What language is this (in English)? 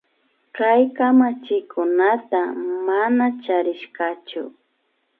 Imbabura Highland Quichua